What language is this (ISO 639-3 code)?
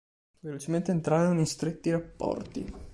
ita